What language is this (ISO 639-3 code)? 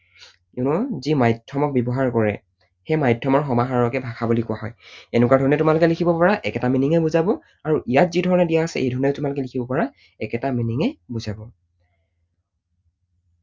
asm